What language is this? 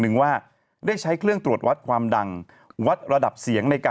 Thai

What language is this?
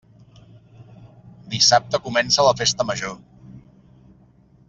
Catalan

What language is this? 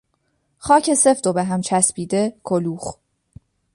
Persian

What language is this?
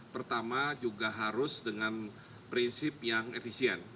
Indonesian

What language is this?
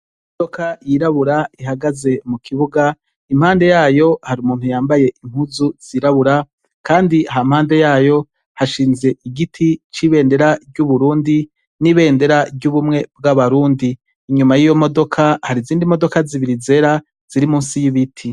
Rundi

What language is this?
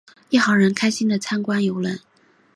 Chinese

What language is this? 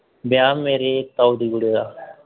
Dogri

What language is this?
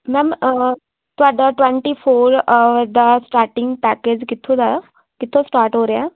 Punjabi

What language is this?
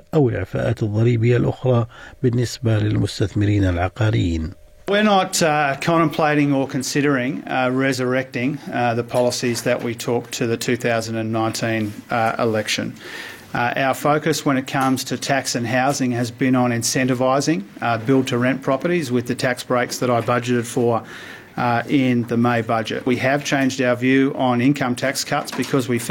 Arabic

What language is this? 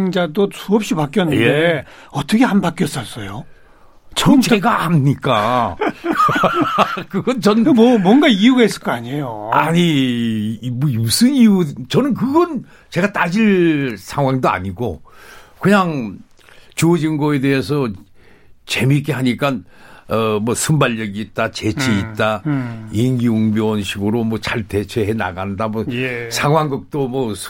Korean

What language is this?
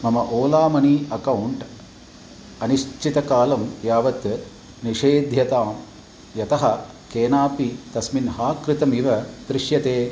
Sanskrit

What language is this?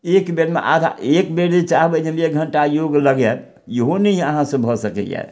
Maithili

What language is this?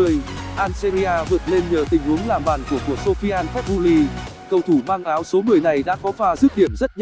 Vietnamese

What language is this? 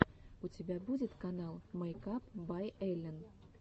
Russian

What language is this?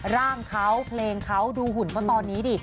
Thai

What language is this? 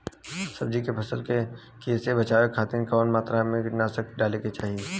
Bhojpuri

